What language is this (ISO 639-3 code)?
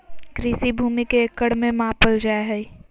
mag